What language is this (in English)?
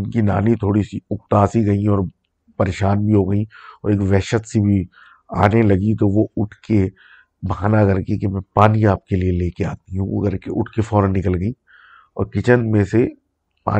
Urdu